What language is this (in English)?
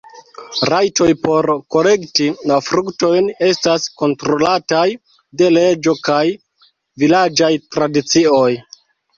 Esperanto